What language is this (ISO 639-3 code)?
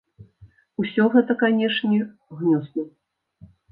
bel